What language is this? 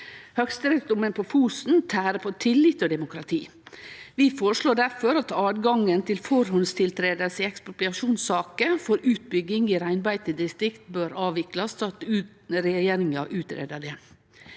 Norwegian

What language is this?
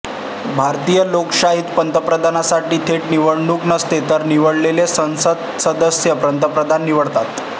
Marathi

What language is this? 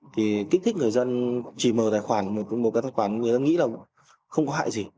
Vietnamese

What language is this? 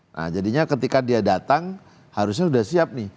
Indonesian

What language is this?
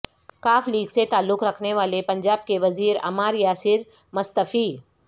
Urdu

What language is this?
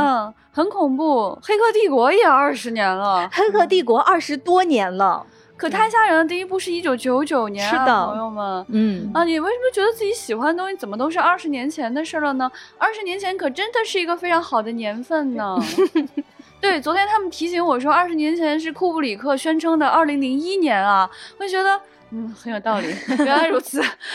Chinese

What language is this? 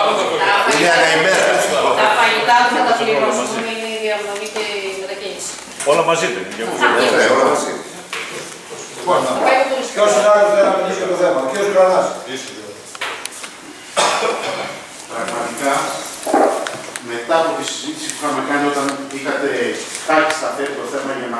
Greek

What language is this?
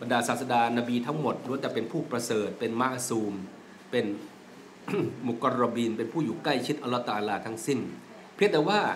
Thai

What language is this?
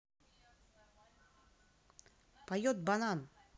Russian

